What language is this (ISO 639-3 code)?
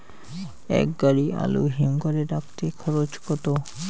ben